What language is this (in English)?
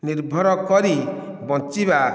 Odia